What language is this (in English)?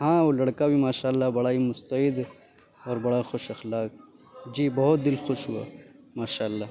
Urdu